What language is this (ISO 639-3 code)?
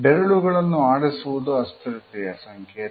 kan